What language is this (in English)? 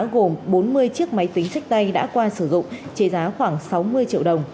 Vietnamese